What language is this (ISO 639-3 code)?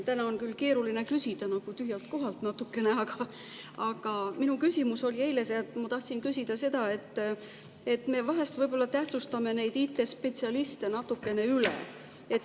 est